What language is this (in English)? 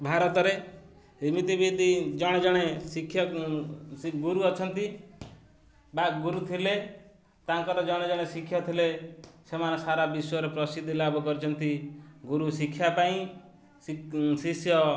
Odia